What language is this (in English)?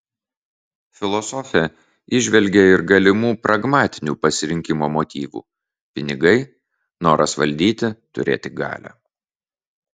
Lithuanian